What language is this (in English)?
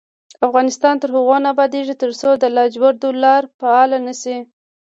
Pashto